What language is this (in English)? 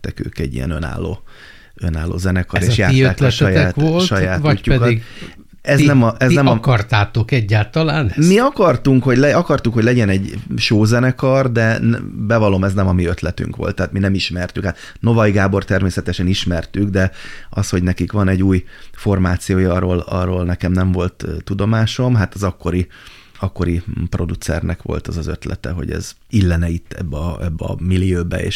Hungarian